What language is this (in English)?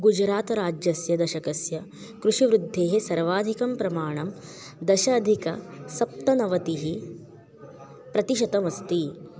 Sanskrit